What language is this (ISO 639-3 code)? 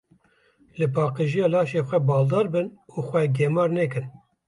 kur